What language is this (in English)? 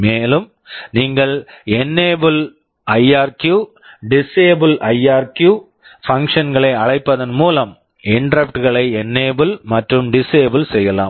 Tamil